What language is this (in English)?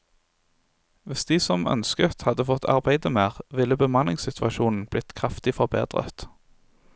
Norwegian